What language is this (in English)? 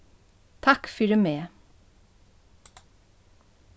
Faroese